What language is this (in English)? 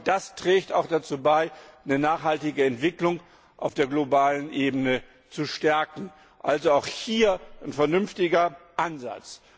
German